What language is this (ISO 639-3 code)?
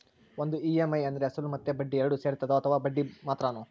kan